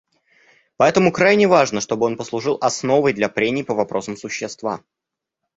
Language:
Russian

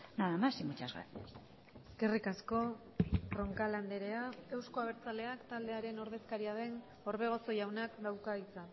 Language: Basque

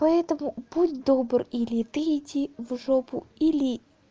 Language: Russian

